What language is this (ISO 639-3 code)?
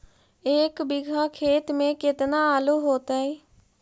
mag